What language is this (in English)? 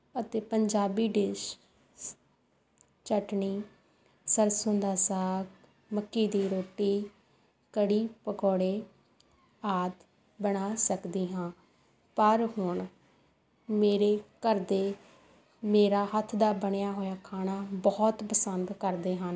Punjabi